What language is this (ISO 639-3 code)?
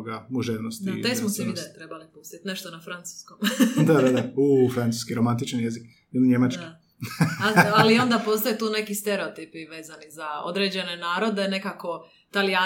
hrv